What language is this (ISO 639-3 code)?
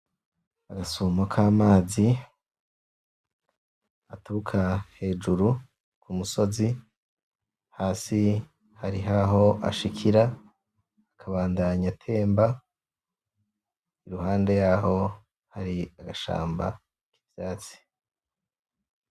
run